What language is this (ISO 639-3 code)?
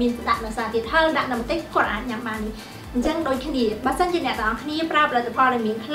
tha